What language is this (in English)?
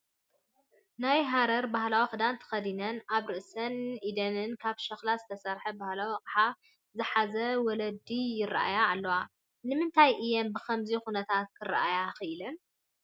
Tigrinya